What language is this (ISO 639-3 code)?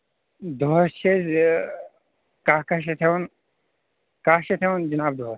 kas